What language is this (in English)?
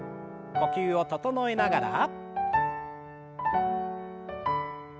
Japanese